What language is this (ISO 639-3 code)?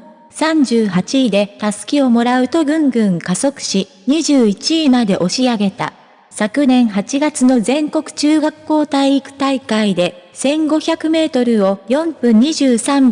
jpn